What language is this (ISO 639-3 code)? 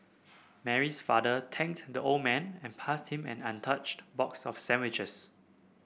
eng